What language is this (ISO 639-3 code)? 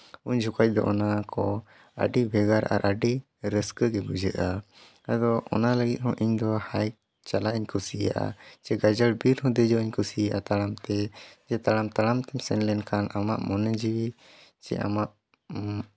sat